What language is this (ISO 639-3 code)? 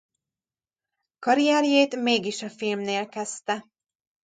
hun